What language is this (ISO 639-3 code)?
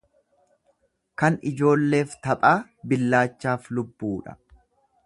orm